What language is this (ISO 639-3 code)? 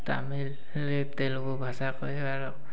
ori